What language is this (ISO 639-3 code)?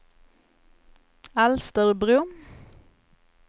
swe